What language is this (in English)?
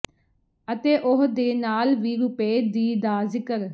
Punjabi